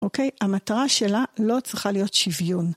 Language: Hebrew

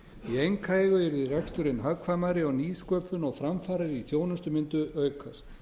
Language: Icelandic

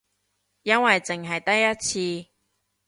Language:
Cantonese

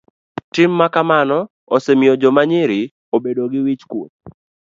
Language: Luo (Kenya and Tanzania)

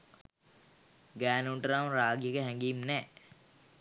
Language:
Sinhala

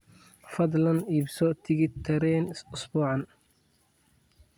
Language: Somali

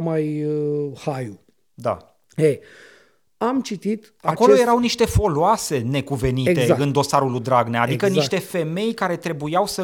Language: Romanian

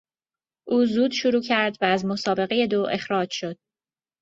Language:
Persian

